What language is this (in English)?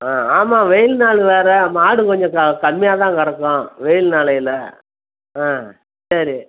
Tamil